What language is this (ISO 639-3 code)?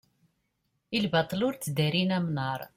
kab